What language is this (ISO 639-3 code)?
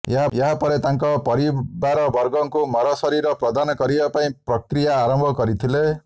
ori